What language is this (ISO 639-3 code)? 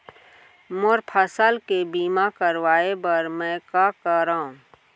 hne